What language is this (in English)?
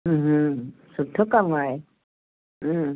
Sindhi